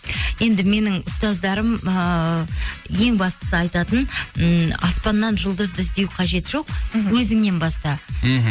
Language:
Kazakh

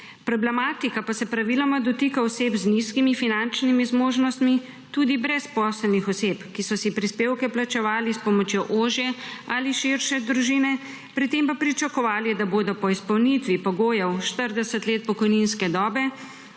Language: Slovenian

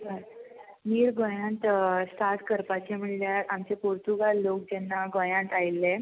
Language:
Konkani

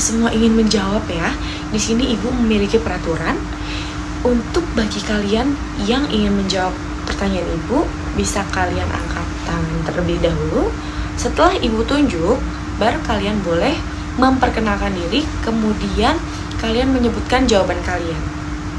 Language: Indonesian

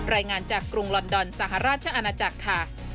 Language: Thai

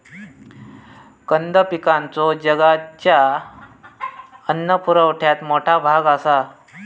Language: Marathi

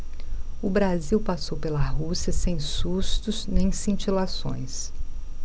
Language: Portuguese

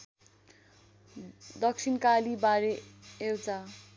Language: Nepali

